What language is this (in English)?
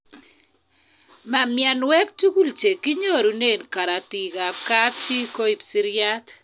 Kalenjin